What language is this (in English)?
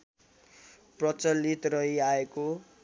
Nepali